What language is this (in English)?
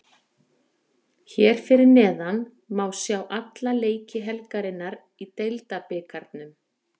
Icelandic